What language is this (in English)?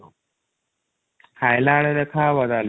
Odia